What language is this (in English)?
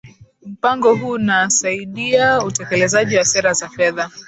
Swahili